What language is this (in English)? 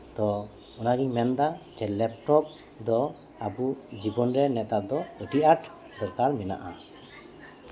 Santali